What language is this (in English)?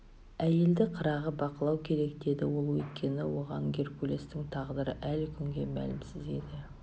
Kazakh